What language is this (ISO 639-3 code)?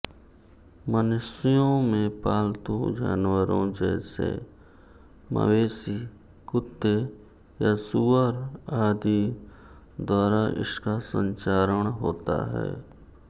hin